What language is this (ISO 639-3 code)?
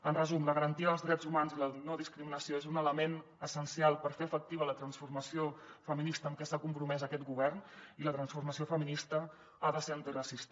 cat